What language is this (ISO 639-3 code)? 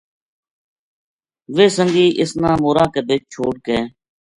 gju